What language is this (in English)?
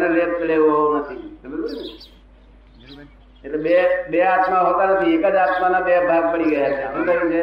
Gujarati